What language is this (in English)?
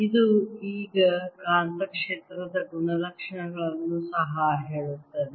Kannada